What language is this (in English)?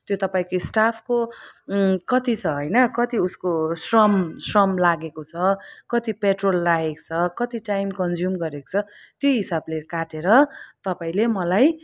Nepali